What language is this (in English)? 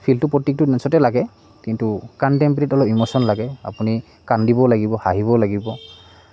Assamese